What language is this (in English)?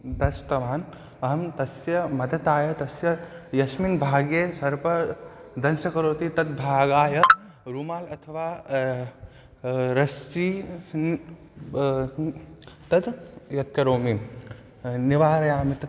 Sanskrit